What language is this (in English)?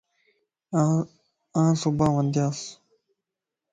Lasi